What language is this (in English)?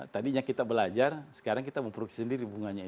Indonesian